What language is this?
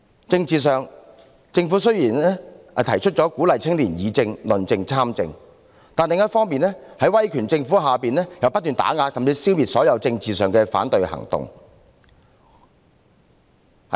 Cantonese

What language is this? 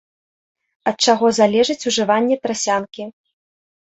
Belarusian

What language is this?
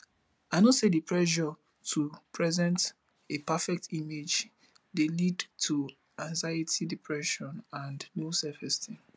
Nigerian Pidgin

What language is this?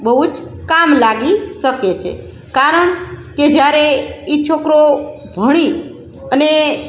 Gujarati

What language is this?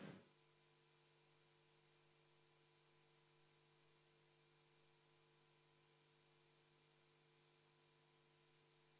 Estonian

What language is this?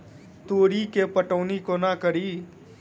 Maithili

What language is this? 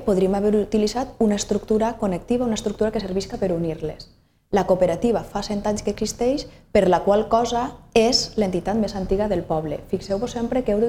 Spanish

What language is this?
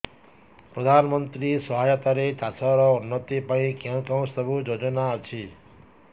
Odia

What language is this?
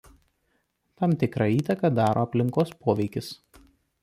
Lithuanian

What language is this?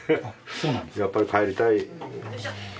Japanese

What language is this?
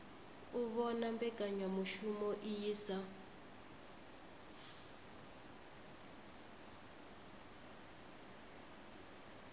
Venda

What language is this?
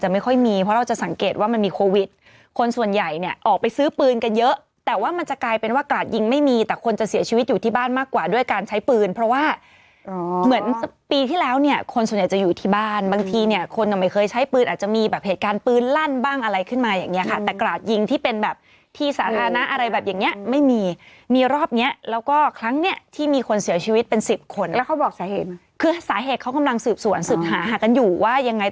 Thai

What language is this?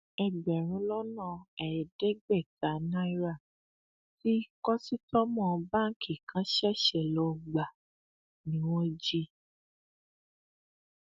Yoruba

